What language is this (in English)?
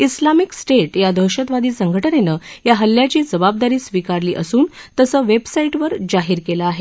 Marathi